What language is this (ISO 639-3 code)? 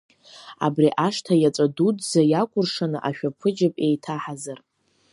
abk